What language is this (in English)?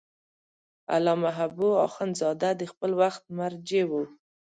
Pashto